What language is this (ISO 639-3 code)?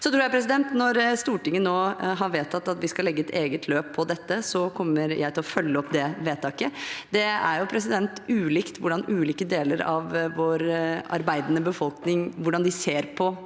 nor